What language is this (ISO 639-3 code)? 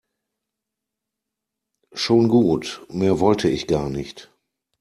deu